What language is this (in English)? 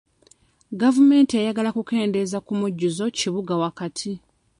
Ganda